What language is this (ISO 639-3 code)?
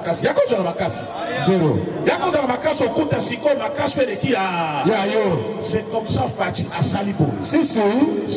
fra